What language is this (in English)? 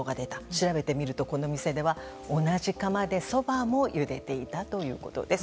Japanese